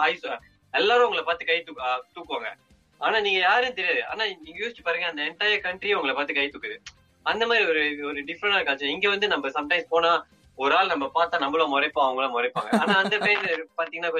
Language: Tamil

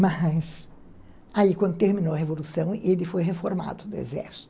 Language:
Portuguese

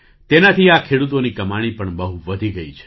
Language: Gujarati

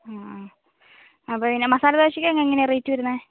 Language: Malayalam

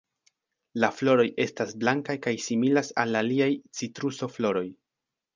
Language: Esperanto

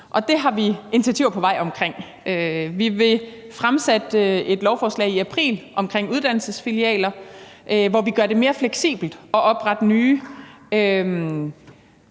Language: Danish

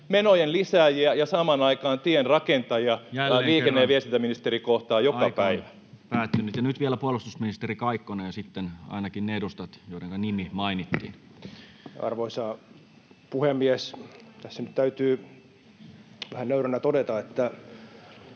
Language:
Finnish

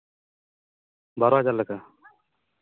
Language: Santali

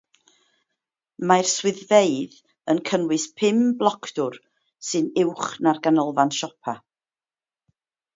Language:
Welsh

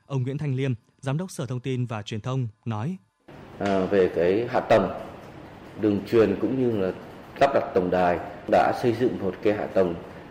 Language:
Vietnamese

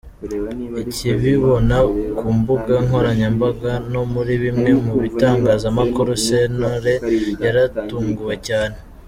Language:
Kinyarwanda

